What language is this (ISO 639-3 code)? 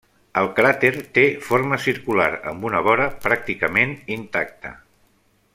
cat